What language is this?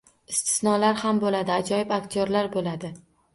Uzbek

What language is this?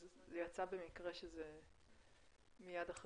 Hebrew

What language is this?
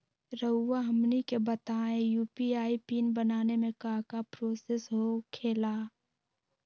Magahi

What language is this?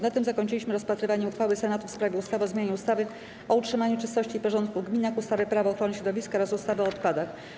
Polish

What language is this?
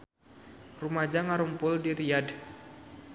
Sundanese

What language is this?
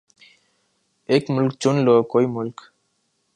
Urdu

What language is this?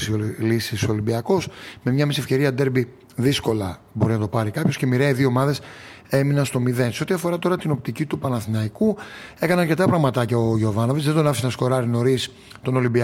Greek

